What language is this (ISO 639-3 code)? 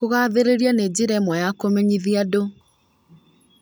kik